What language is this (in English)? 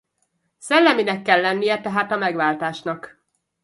Hungarian